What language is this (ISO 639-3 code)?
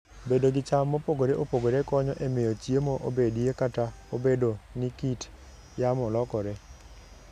luo